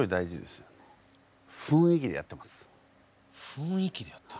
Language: Japanese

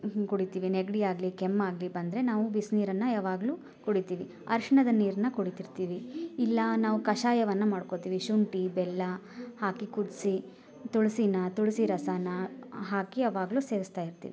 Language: Kannada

